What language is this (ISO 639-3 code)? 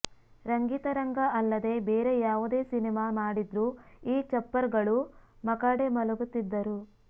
kan